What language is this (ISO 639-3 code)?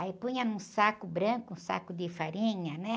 por